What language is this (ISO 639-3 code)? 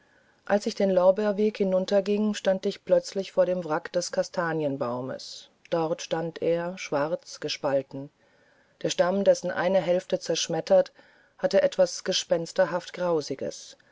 deu